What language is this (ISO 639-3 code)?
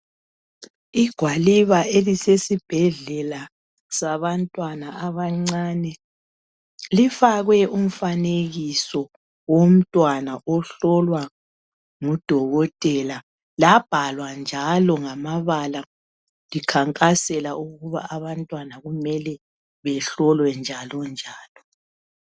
nde